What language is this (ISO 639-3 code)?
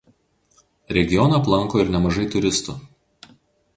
lit